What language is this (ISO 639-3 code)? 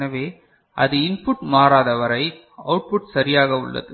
tam